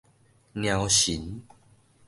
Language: Min Nan Chinese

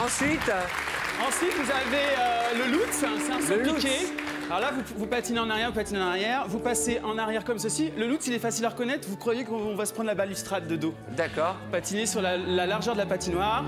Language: French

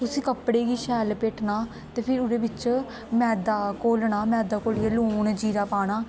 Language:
Dogri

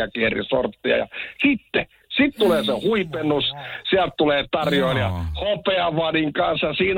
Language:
Finnish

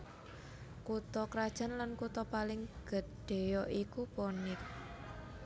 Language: Javanese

